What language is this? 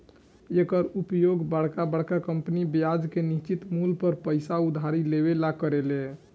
Bhojpuri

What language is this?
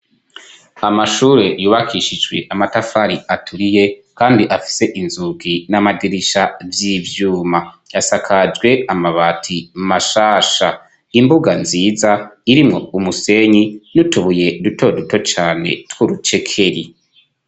Rundi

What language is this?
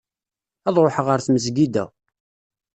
Kabyle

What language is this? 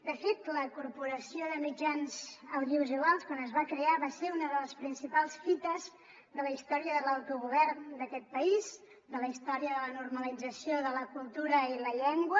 Catalan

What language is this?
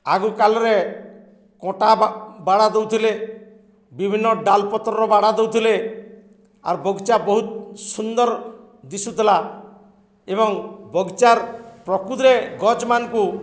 Odia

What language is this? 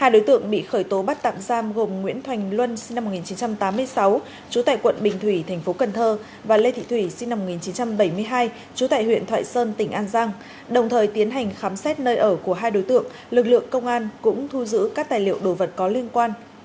Vietnamese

